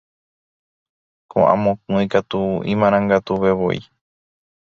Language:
Guarani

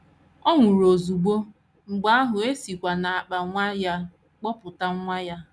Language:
Igbo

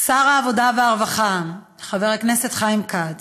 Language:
Hebrew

